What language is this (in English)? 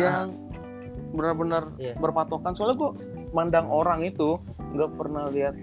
Indonesian